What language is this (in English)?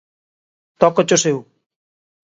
Galician